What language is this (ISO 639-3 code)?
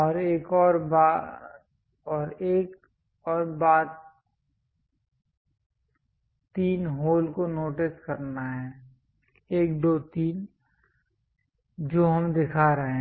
hin